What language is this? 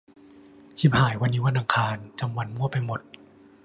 Thai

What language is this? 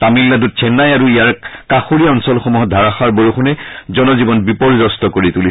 Assamese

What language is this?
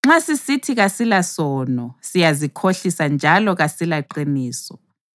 North Ndebele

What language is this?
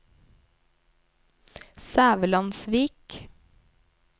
Norwegian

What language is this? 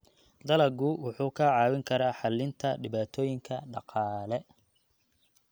Somali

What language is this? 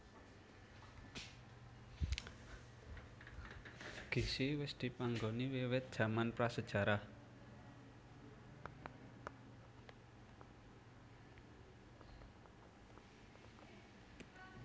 Javanese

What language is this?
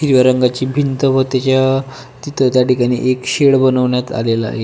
Marathi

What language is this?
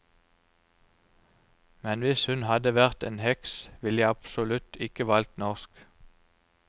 Norwegian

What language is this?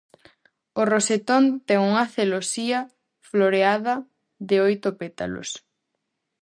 Galician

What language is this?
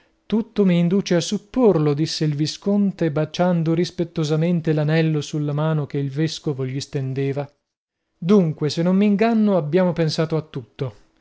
Italian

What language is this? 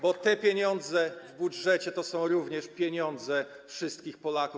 Polish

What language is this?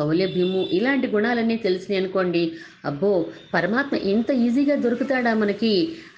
Telugu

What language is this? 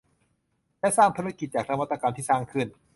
Thai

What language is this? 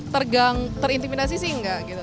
Indonesian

